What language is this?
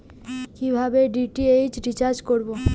Bangla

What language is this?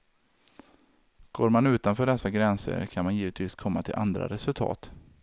Swedish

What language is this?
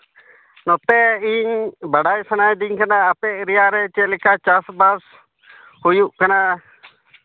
Santali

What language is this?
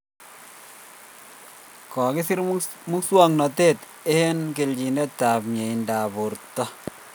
Kalenjin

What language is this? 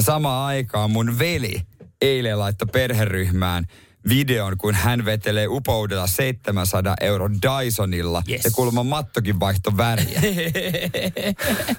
Finnish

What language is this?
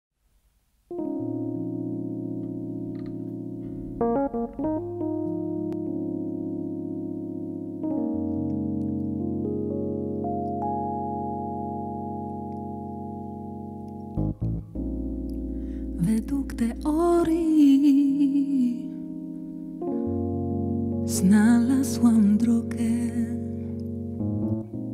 Polish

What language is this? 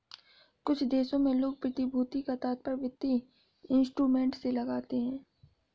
Hindi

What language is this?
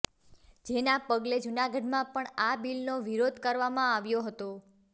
Gujarati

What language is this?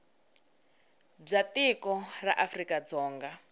Tsonga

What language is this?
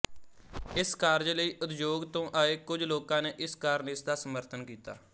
Punjabi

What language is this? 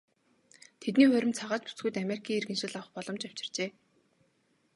Mongolian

